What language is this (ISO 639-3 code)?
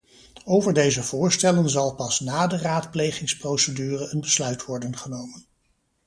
nld